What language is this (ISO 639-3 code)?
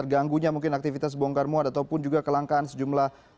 ind